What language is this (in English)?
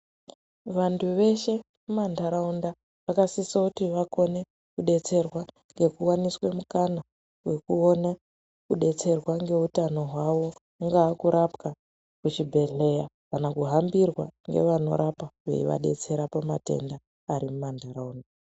Ndau